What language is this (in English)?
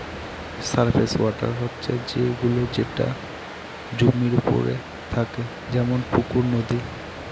Bangla